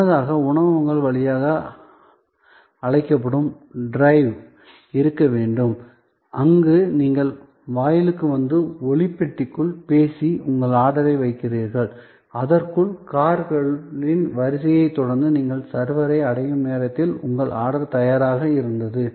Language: Tamil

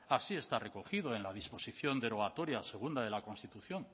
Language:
Spanish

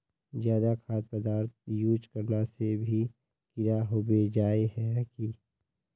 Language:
Magahi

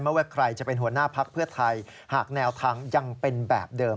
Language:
Thai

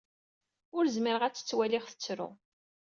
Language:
Kabyle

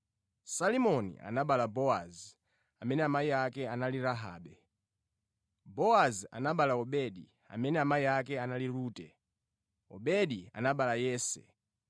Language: Nyanja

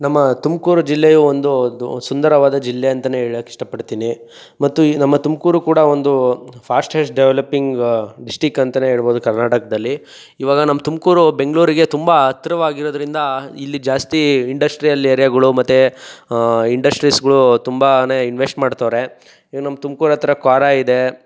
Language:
Kannada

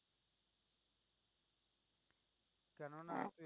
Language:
Bangla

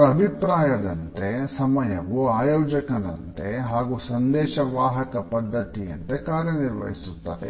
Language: Kannada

